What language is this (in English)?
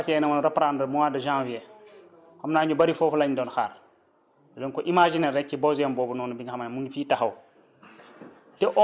Wolof